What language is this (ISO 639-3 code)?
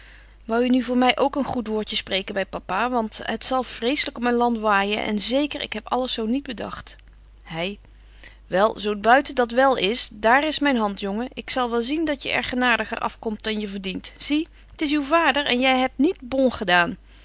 nld